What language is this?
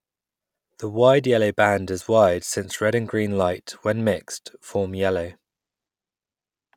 English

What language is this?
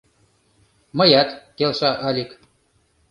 Mari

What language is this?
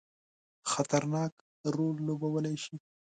Pashto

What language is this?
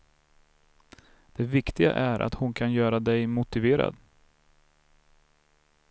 Swedish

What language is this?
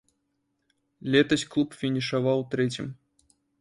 Belarusian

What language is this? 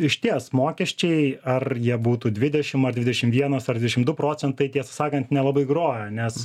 Lithuanian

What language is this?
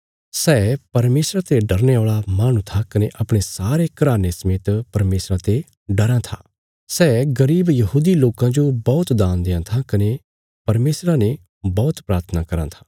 Bilaspuri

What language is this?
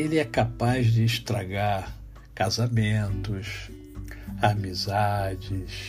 Portuguese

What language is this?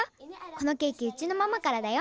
Japanese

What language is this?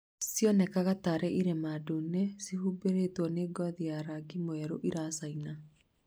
Kikuyu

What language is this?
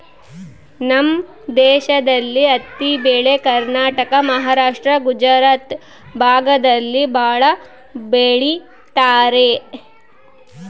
Kannada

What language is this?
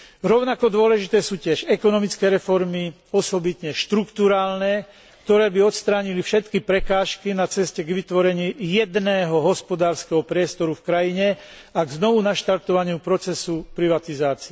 Slovak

